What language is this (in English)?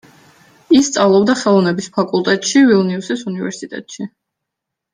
Georgian